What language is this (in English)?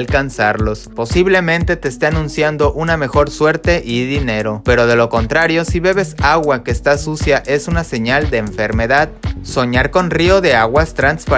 Spanish